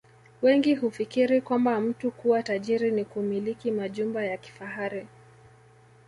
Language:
Swahili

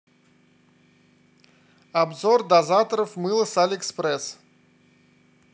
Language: Russian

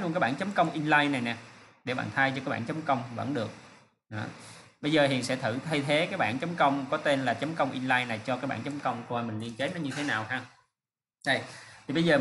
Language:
Vietnamese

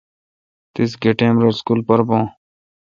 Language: Kalkoti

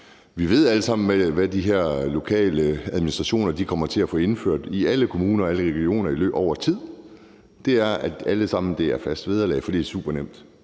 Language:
Danish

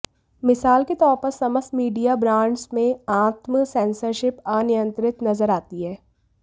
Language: Hindi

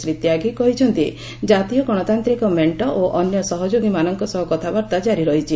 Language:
Odia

